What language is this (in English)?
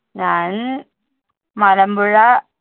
Malayalam